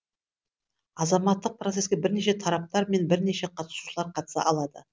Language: Kazakh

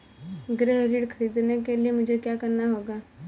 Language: Hindi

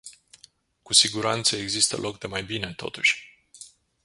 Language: Romanian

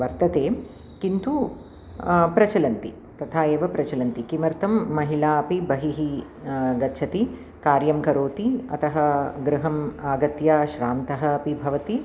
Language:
Sanskrit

